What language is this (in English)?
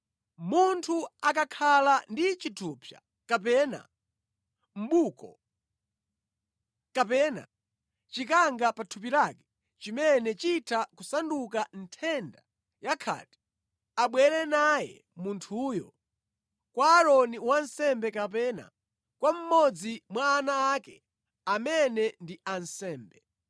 Nyanja